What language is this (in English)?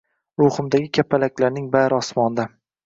Uzbek